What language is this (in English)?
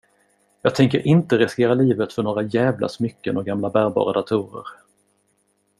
Swedish